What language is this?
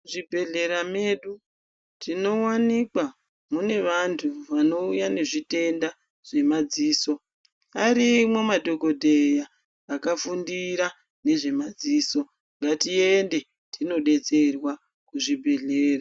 Ndau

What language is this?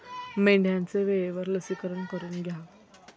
Marathi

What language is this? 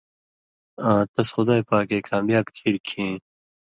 Indus Kohistani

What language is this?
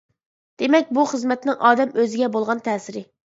Uyghur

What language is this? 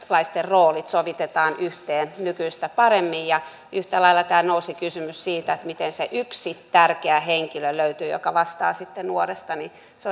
Finnish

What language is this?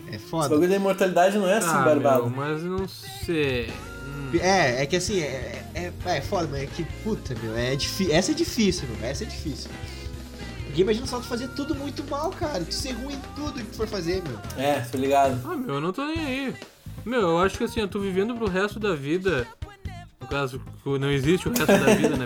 Portuguese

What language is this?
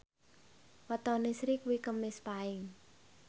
Javanese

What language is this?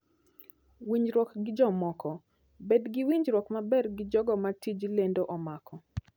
Luo (Kenya and Tanzania)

